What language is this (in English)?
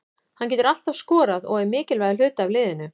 Icelandic